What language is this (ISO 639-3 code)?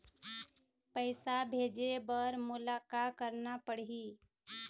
hne